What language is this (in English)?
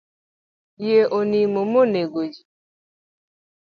Luo (Kenya and Tanzania)